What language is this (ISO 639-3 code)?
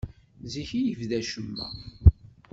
kab